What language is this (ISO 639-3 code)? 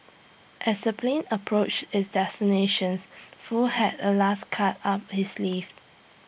eng